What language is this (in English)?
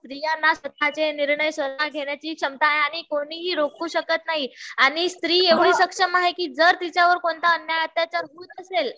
Marathi